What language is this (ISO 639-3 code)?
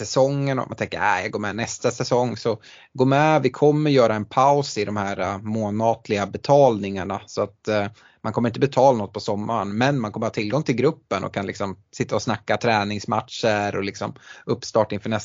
swe